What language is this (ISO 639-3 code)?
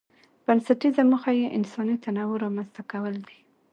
pus